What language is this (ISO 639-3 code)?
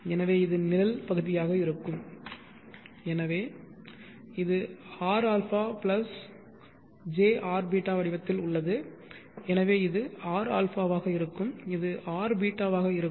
tam